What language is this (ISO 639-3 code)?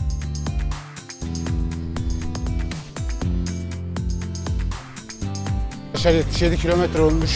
tur